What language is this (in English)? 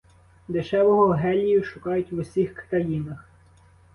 Ukrainian